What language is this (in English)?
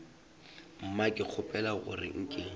Northern Sotho